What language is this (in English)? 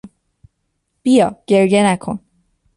Persian